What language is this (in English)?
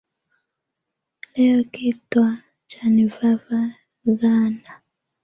Swahili